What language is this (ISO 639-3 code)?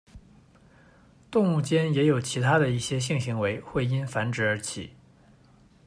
zho